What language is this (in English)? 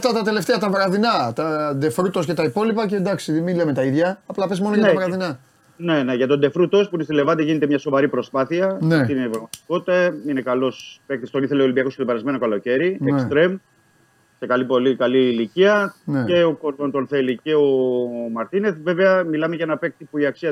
Greek